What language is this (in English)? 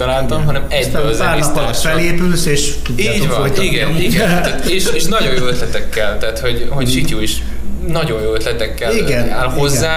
Hungarian